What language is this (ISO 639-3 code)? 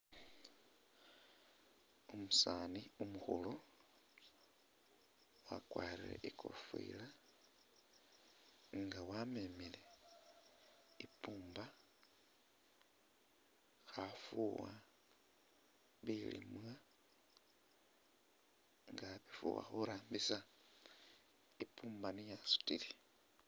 myx